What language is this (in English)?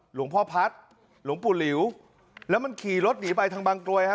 Thai